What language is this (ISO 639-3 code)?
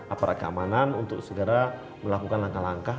ind